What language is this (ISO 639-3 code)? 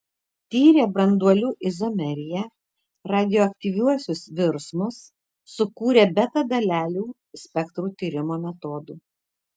lit